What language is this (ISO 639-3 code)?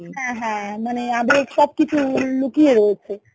ben